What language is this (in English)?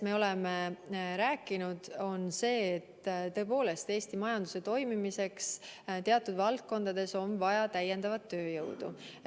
Estonian